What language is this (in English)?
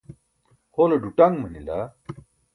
Burushaski